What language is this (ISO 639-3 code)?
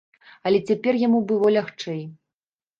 bel